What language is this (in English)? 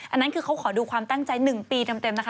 Thai